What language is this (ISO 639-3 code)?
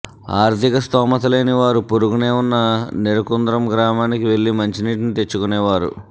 tel